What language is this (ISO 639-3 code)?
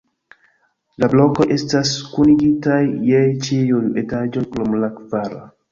epo